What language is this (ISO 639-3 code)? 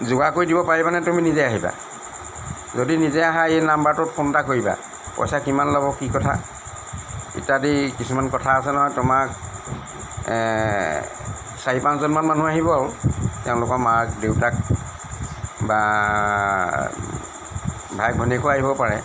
asm